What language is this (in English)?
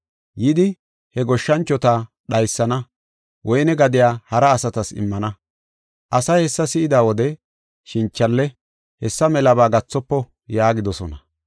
Gofa